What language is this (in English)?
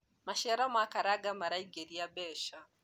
Kikuyu